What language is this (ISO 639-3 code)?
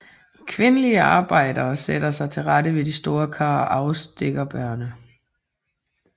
dan